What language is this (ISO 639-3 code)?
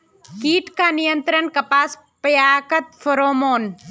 mag